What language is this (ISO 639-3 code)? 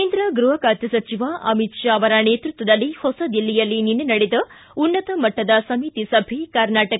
kan